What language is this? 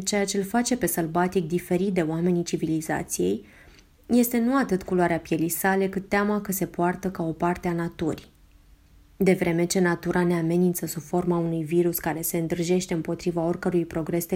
Romanian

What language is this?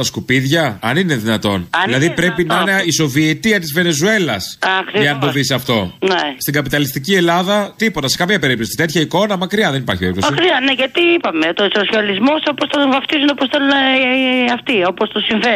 Greek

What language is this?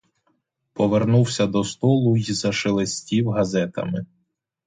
Ukrainian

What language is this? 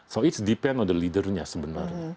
Indonesian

